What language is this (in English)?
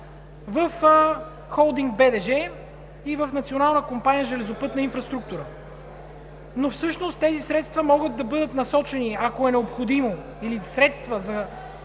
Bulgarian